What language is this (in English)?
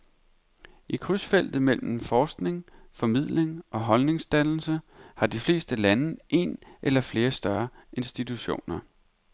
Danish